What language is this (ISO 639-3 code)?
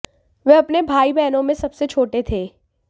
hin